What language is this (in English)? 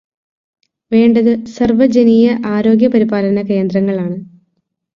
Malayalam